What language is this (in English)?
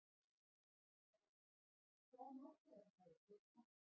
Icelandic